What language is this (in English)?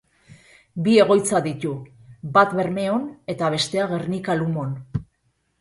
Basque